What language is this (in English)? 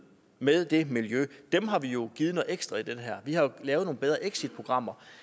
Danish